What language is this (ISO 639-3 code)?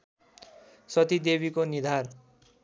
nep